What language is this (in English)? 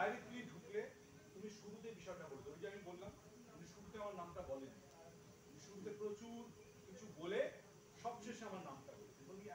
Bangla